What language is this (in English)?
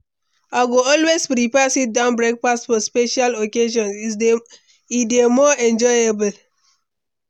Nigerian Pidgin